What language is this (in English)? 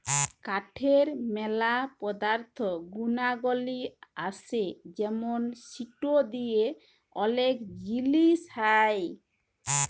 Bangla